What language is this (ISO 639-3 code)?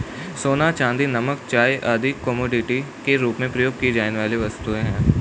hin